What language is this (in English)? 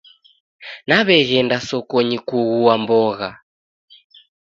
Taita